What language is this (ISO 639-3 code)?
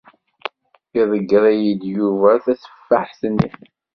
kab